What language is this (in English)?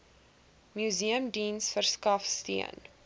Afrikaans